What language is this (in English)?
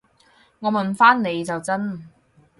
Cantonese